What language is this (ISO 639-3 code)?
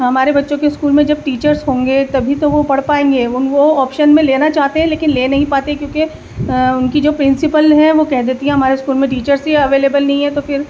urd